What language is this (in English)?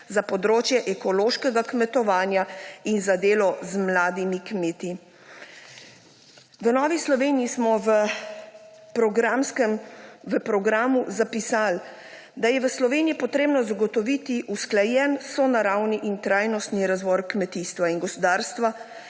Slovenian